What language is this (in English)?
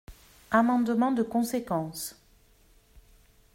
French